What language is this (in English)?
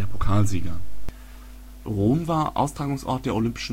German